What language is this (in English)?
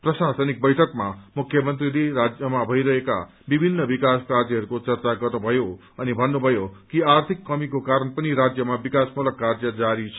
Nepali